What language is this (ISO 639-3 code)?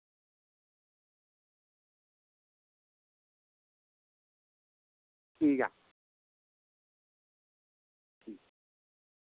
doi